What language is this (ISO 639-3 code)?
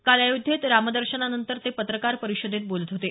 mar